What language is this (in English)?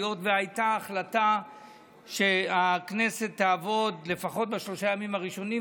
Hebrew